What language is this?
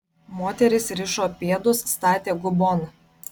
Lithuanian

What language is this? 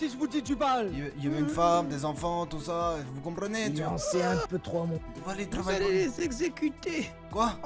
French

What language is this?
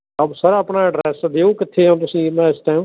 Punjabi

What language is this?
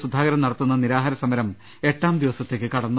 Malayalam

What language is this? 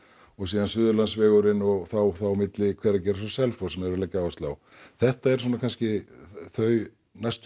Icelandic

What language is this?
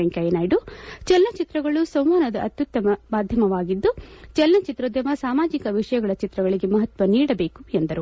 Kannada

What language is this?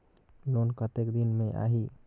Chhattisgarhi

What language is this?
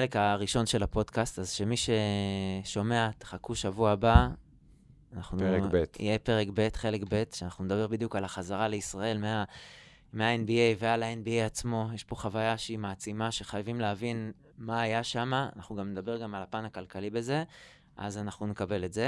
Hebrew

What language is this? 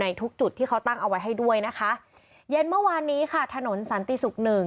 Thai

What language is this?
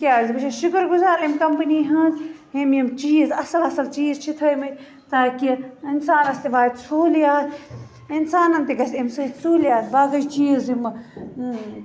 Kashmiri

